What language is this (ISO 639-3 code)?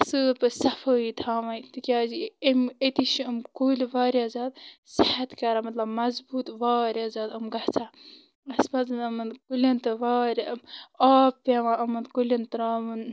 kas